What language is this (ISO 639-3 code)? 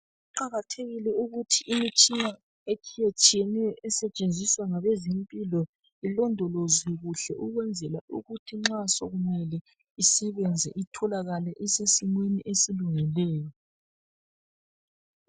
nde